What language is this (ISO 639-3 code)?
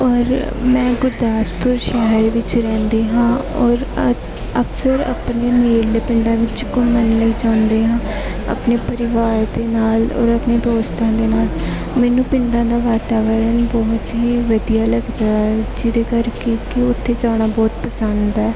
pan